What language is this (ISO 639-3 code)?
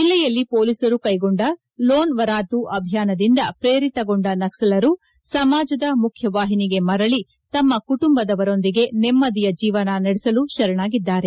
kan